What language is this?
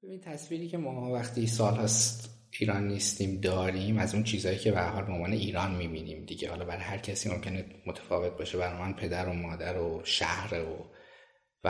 Persian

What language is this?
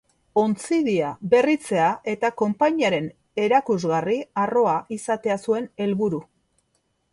Basque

